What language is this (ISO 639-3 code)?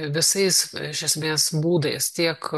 lit